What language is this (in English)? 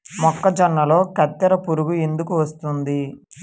Telugu